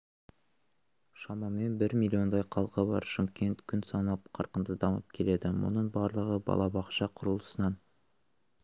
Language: Kazakh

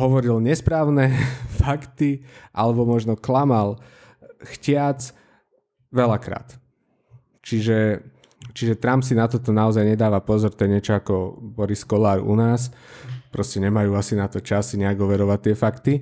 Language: Slovak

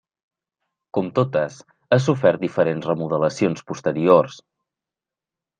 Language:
Catalan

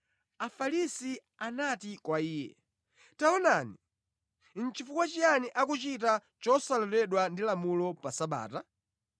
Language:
Nyanja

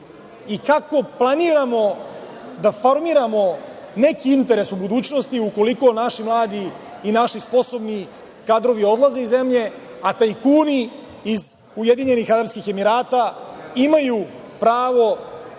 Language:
Serbian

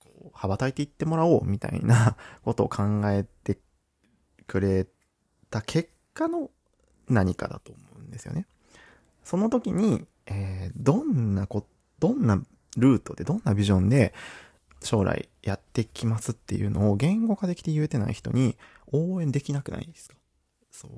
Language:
Japanese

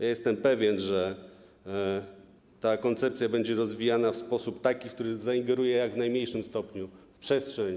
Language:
Polish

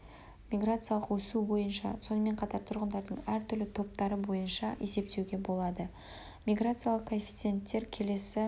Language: Kazakh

